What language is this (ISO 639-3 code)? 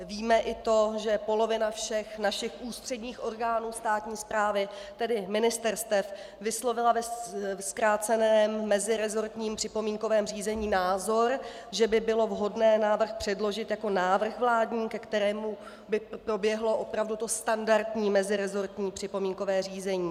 ces